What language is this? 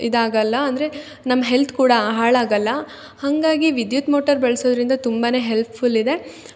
Kannada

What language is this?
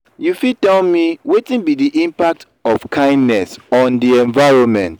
Nigerian Pidgin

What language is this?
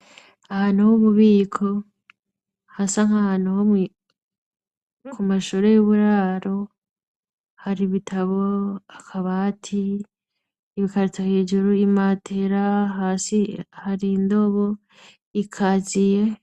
Rundi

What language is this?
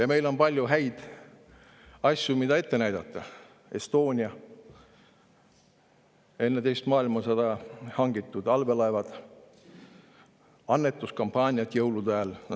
Estonian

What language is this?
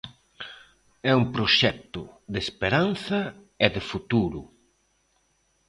Galician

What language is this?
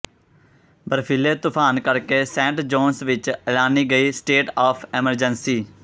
Punjabi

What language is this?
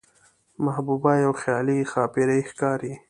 Pashto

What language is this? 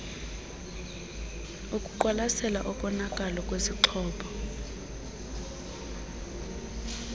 Xhosa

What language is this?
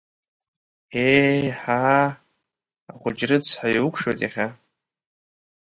Abkhazian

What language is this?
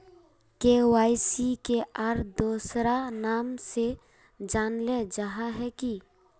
Magahi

